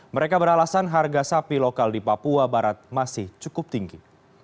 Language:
Indonesian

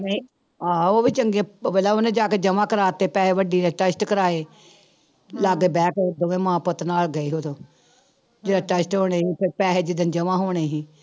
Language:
Punjabi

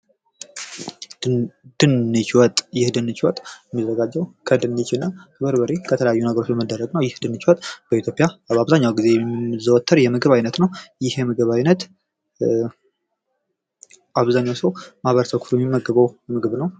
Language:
Amharic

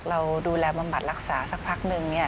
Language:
Thai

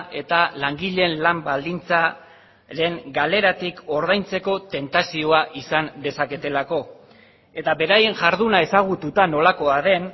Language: Basque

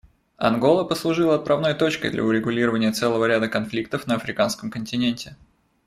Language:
Russian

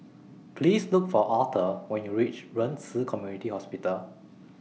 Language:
English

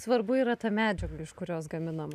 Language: Lithuanian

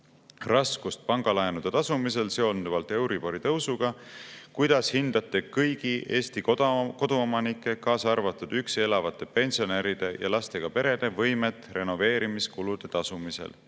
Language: Estonian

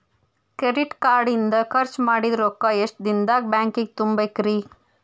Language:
Kannada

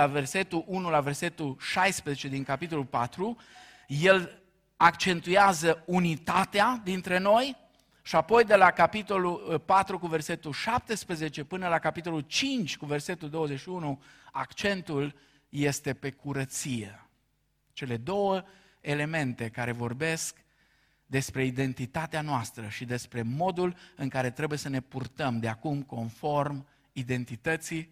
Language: Romanian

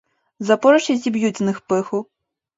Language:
Ukrainian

